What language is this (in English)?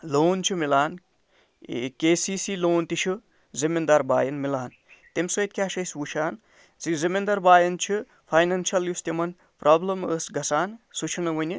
Kashmiri